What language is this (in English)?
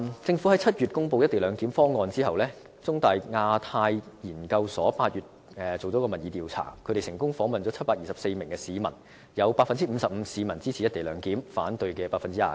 Cantonese